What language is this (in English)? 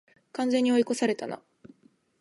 Japanese